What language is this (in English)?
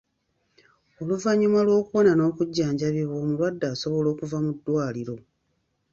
Ganda